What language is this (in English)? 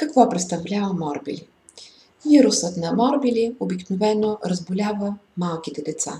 Bulgarian